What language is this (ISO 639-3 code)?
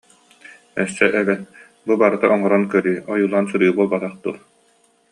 sah